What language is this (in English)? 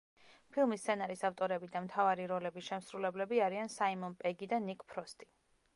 Georgian